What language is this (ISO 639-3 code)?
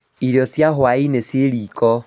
kik